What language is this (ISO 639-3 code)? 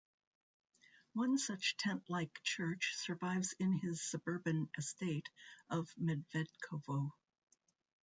eng